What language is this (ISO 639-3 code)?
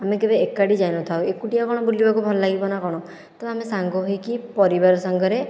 ori